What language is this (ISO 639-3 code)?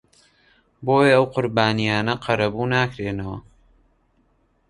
ckb